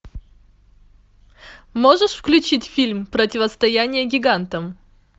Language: Russian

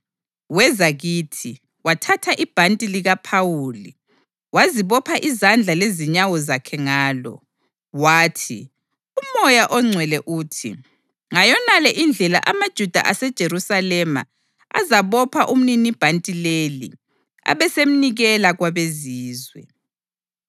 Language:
North Ndebele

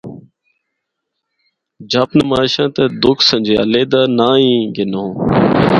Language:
Northern Hindko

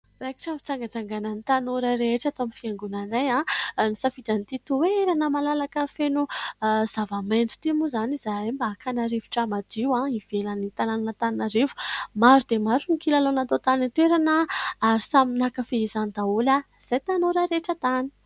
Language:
Malagasy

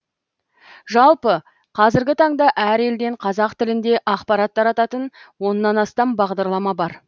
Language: Kazakh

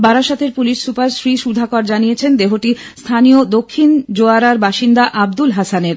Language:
Bangla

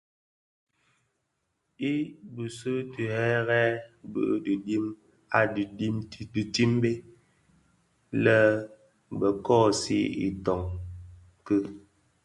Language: Bafia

